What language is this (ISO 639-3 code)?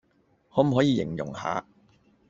yue